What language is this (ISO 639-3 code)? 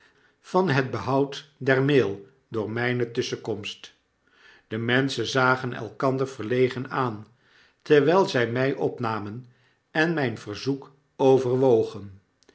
nld